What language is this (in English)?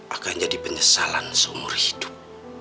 Indonesian